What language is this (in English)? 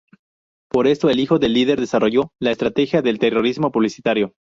Spanish